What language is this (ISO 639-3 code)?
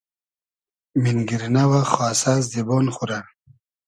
haz